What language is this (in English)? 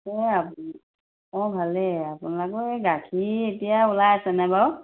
Assamese